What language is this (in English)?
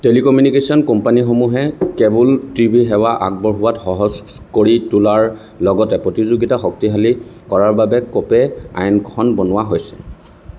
Assamese